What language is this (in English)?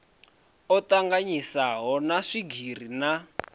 Venda